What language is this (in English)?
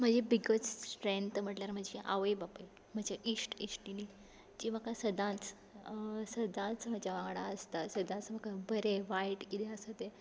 Konkani